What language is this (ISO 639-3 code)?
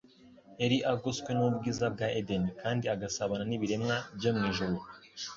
kin